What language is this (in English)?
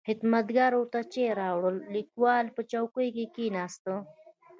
Pashto